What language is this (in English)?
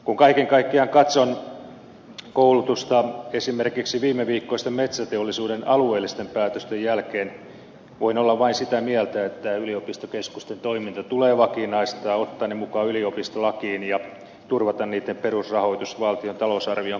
Finnish